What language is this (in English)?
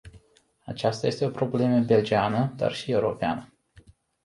Romanian